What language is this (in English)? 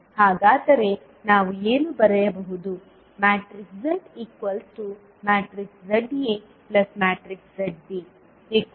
Kannada